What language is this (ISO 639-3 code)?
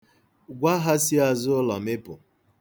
ibo